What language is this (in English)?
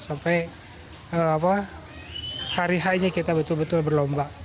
Indonesian